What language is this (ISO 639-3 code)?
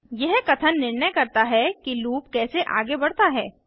hin